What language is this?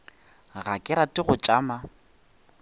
Northern Sotho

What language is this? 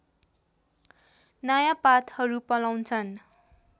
Nepali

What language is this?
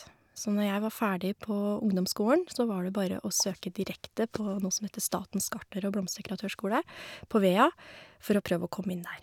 Norwegian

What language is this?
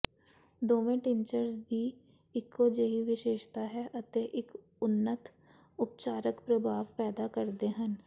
Punjabi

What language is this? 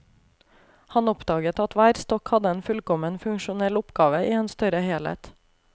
Norwegian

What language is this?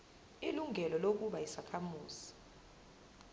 Zulu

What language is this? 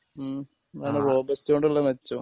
Malayalam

